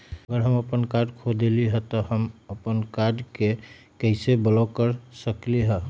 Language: Magahi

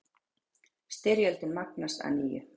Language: Icelandic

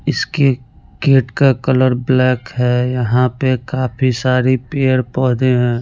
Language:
Hindi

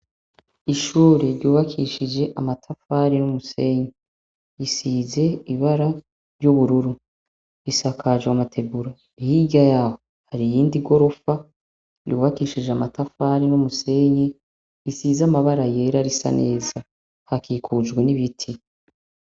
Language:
Rundi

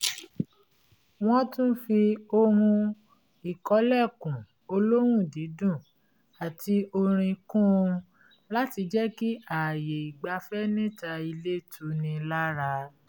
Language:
Yoruba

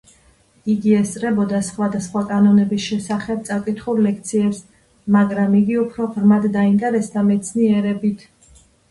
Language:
Georgian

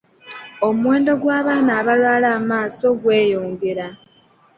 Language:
Ganda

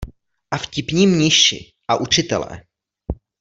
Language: Czech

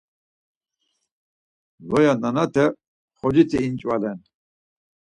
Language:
Laz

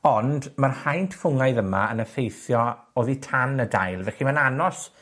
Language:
Welsh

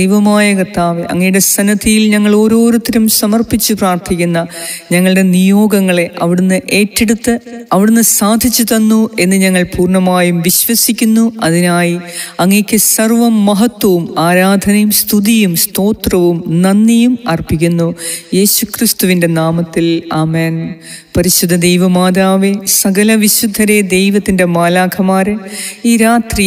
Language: Malayalam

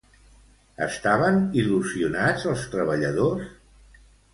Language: Catalan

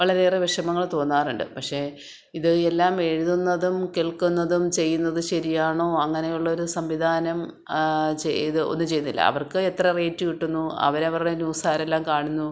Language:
Malayalam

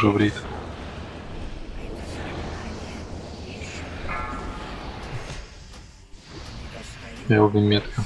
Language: Russian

